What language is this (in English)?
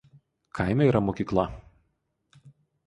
Lithuanian